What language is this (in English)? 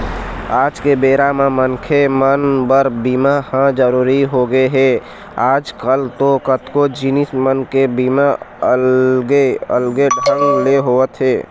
Chhattisgarhi